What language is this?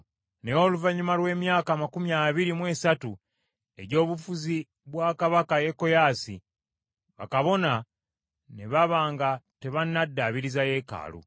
Ganda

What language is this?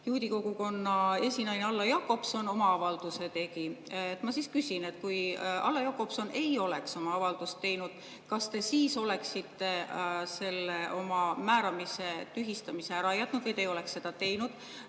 Estonian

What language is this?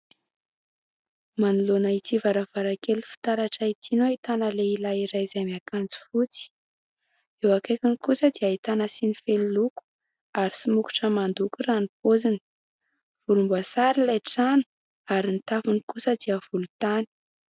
Malagasy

